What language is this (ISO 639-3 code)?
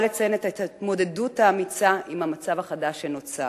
heb